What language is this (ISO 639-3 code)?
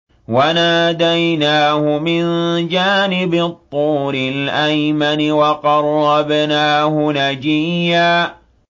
ara